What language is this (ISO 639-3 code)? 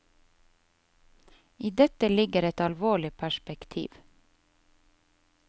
nor